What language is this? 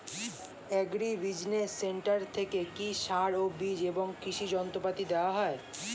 Bangla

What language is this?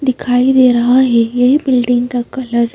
Hindi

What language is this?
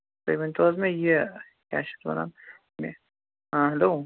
Kashmiri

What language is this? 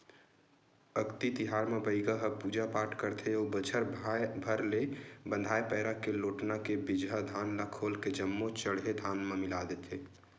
Chhattisgarhi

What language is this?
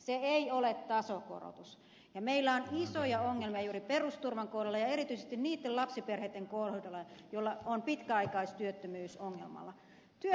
Finnish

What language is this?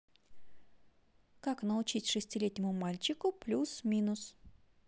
Russian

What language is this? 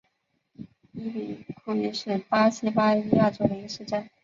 Chinese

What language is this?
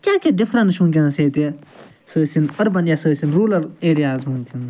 Kashmiri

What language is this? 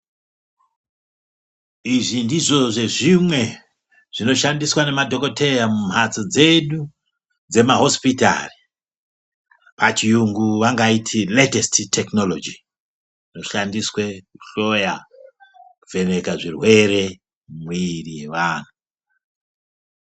Ndau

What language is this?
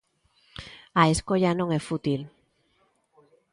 Galician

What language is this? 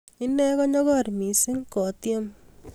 Kalenjin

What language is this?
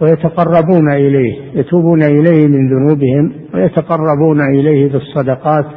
Arabic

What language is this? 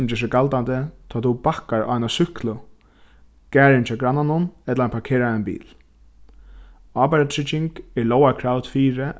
Faroese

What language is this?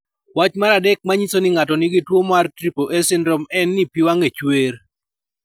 Luo (Kenya and Tanzania)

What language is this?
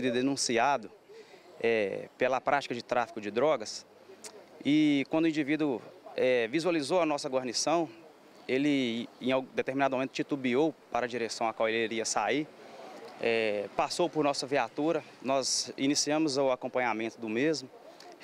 Portuguese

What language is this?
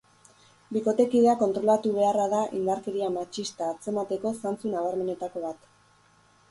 Basque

